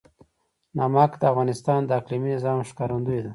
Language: Pashto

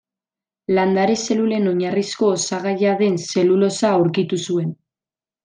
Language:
Basque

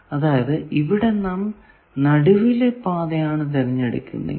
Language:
Malayalam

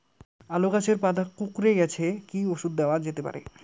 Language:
Bangla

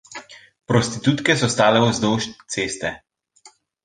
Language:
Slovenian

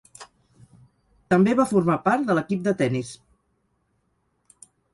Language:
Catalan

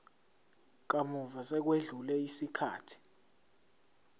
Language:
Zulu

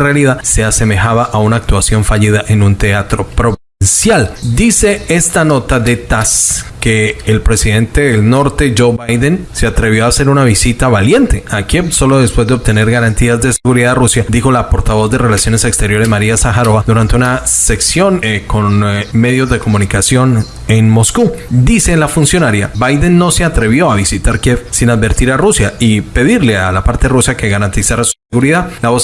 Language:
Spanish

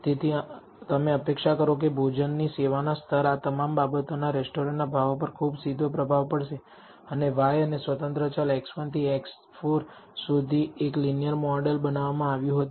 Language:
Gujarati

